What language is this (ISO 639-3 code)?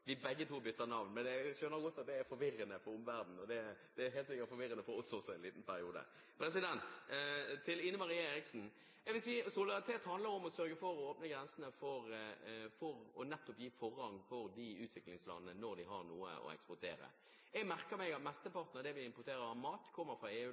nob